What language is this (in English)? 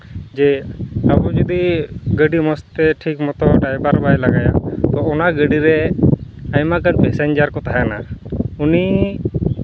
Santali